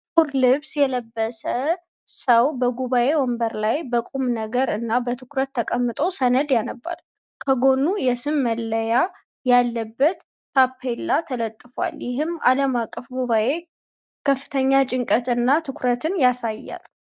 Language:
Amharic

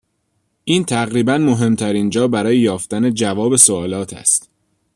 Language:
Persian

